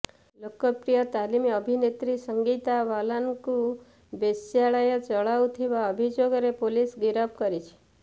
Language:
Odia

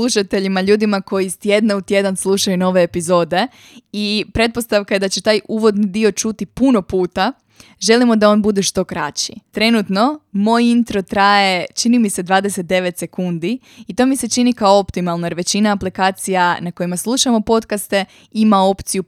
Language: Croatian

